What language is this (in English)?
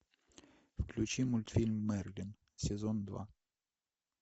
Russian